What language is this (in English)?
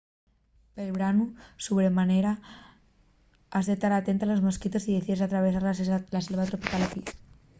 Asturian